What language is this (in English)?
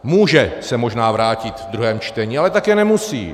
Czech